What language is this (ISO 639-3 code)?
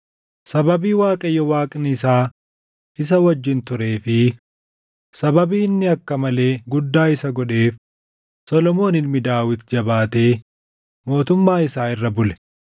orm